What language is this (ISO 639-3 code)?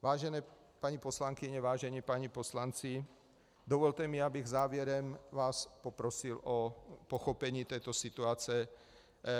ces